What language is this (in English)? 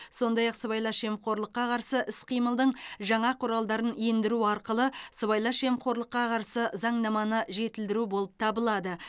Kazakh